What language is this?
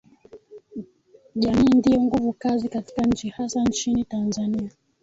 Swahili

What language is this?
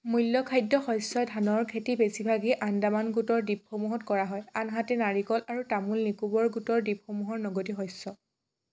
Assamese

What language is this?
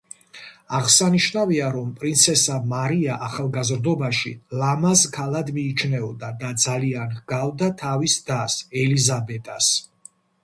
Georgian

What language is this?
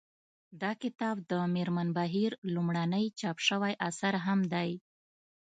Pashto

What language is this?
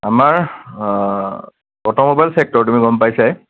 Assamese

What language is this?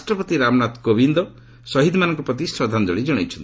Odia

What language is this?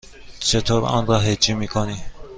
Persian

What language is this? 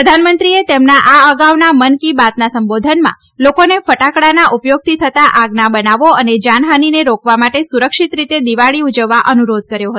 Gujarati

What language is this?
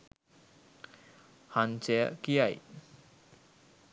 Sinhala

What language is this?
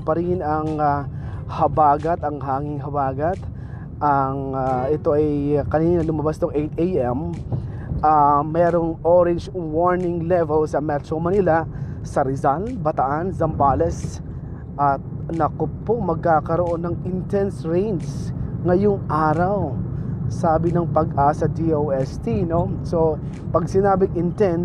Filipino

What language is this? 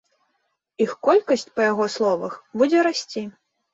Belarusian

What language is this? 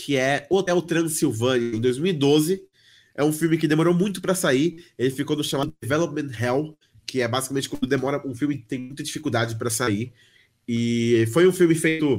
Portuguese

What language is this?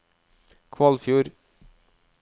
Norwegian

